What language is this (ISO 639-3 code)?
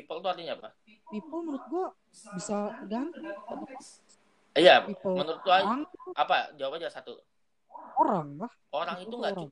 ind